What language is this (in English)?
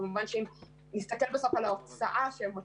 Hebrew